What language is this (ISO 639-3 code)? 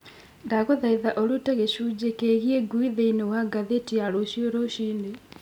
kik